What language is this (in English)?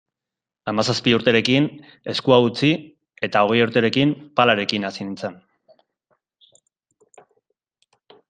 Basque